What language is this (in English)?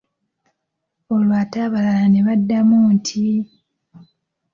Ganda